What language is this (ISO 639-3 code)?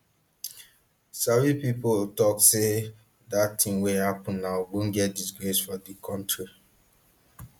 pcm